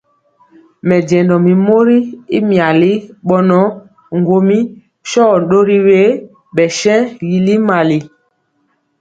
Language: Mpiemo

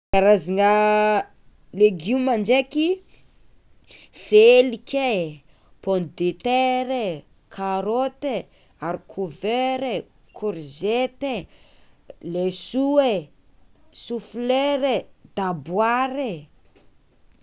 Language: Tsimihety Malagasy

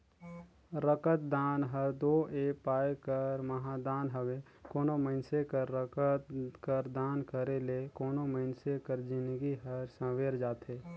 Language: Chhattisgarhi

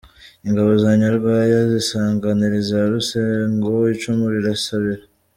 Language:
Kinyarwanda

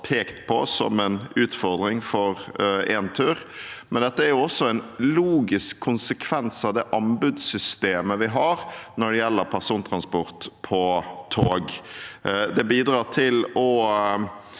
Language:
Norwegian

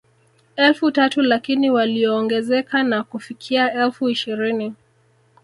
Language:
Swahili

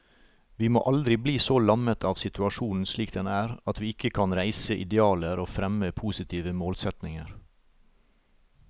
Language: Norwegian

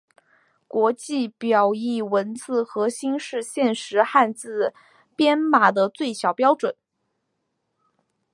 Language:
Chinese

